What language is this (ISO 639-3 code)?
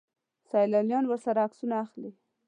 pus